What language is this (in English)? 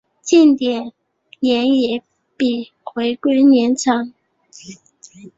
Chinese